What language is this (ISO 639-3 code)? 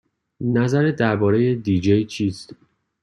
fas